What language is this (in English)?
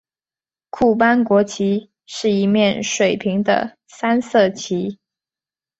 Chinese